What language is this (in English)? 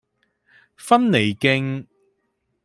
Cantonese